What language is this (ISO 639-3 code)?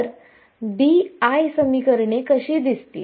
mar